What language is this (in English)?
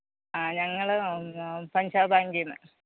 Malayalam